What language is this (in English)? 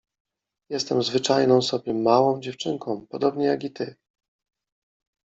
Polish